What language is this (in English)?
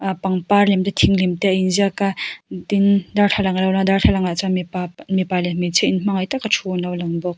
Mizo